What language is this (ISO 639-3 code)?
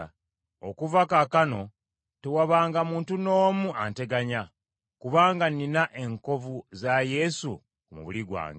lug